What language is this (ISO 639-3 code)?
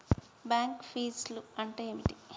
tel